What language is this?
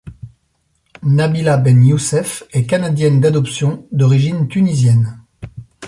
French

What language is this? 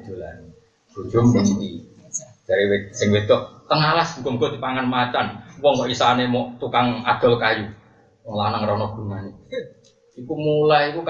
Indonesian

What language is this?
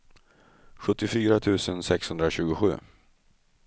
Swedish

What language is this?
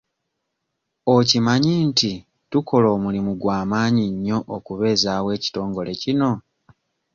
Ganda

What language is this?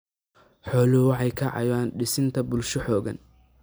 Somali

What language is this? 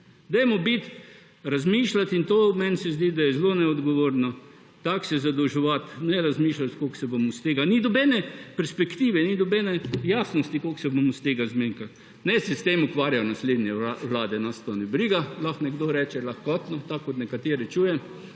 Slovenian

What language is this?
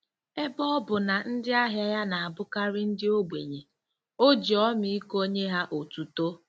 Igbo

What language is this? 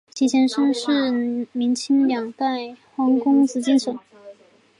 Chinese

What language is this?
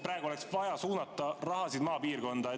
Estonian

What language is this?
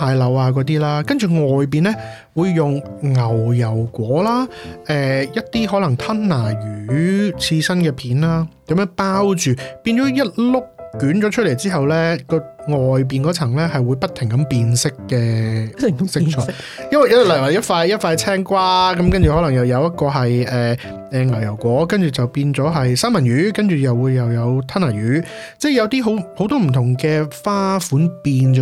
Chinese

